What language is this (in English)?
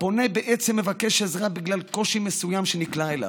Hebrew